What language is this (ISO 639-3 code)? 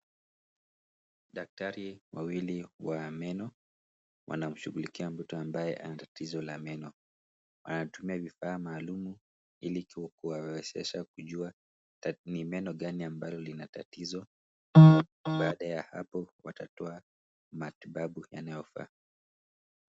swa